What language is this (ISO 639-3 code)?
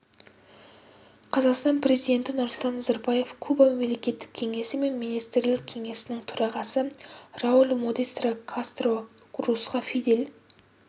kaz